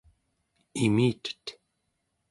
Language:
Central Yupik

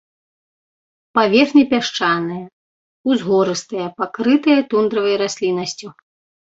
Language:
Belarusian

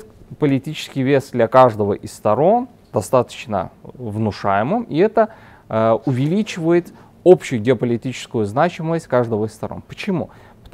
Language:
Russian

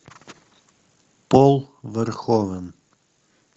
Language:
Russian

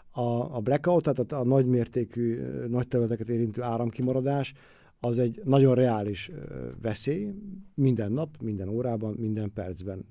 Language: Hungarian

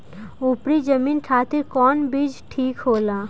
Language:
Bhojpuri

